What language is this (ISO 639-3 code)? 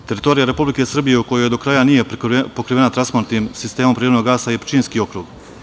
srp